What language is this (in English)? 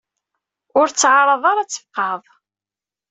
Kabyle